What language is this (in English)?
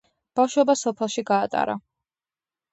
Georgian